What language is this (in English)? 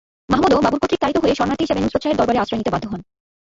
Bangla